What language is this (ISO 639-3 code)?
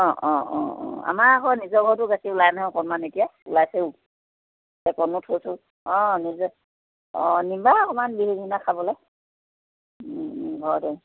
asm